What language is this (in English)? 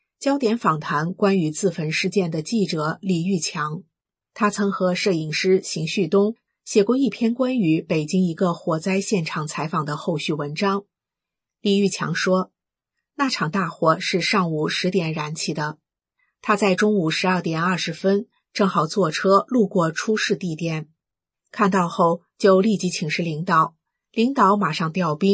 Chinese